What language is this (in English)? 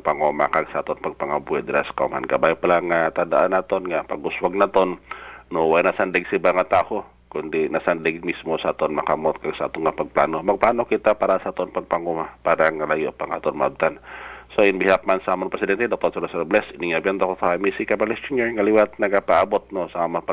Filipino